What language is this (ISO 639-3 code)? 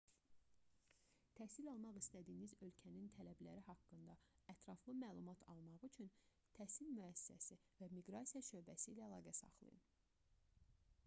aze